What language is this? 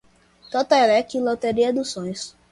Portuguese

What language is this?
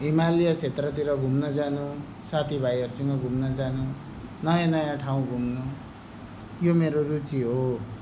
Nepali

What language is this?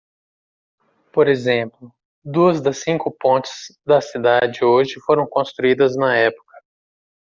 Portuguese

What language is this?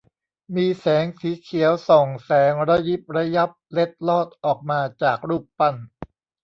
Thai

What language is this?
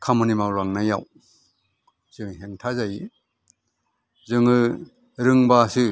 Bodo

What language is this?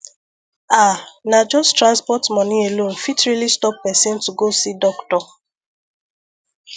Nigerian Pidgin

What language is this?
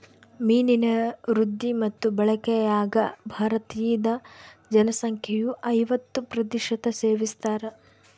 Kannada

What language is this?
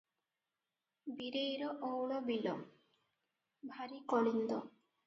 Odia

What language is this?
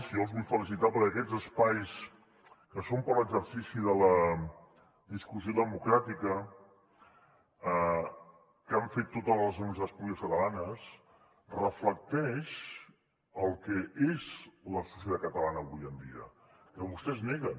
Catalan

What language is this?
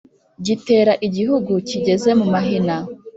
Kinyarwanda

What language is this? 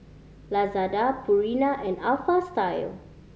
English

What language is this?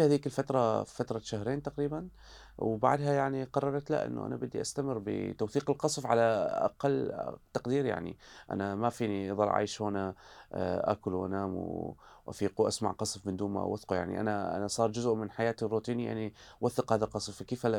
Arabic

